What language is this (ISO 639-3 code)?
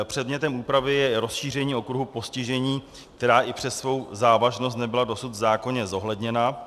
ces